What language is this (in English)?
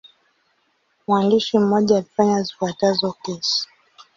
Swahili